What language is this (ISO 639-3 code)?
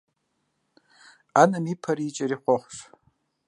kbd